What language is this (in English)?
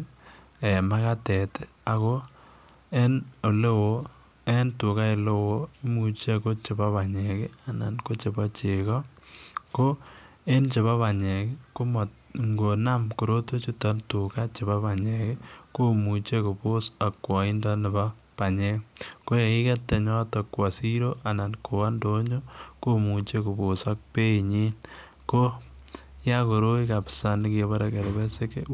Kalenjin